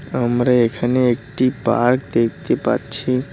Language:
Bangla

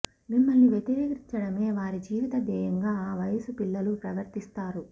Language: Telugu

